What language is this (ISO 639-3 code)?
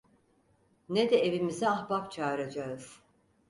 tur